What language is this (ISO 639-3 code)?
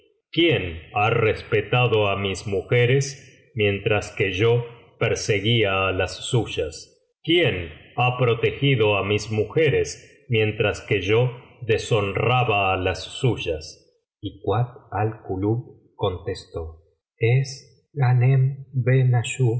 spa